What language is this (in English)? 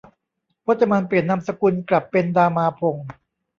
Thai